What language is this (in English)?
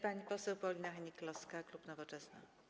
Polish